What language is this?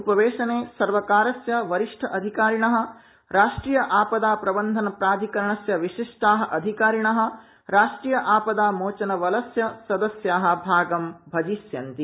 Sanskrit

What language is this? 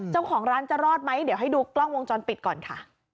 Thai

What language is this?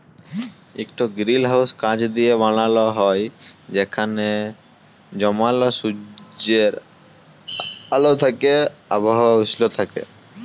Bangla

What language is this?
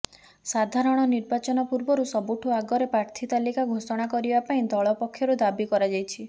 Odia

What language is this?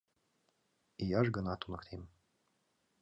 Mari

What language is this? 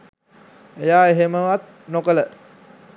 Sinhala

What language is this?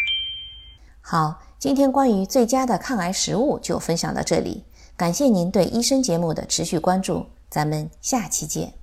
Chinese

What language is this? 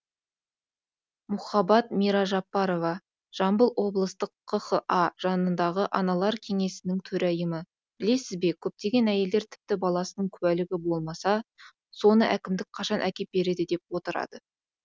Kazakh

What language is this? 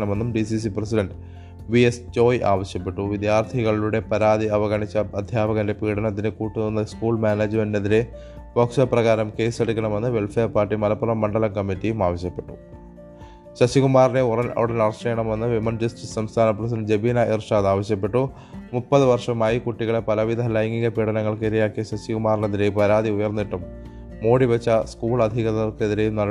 Malayalam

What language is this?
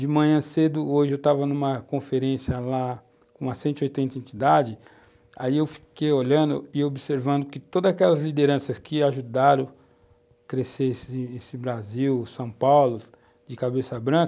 Portuguese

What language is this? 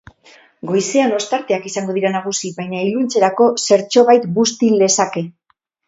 Basque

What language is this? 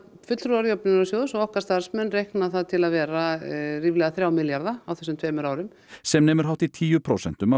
Icelandic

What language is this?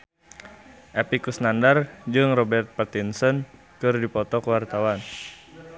Sundanese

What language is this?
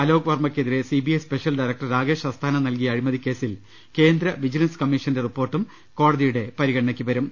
Malayalam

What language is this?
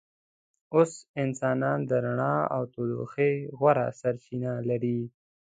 Pashto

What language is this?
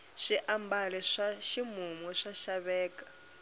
Tsonga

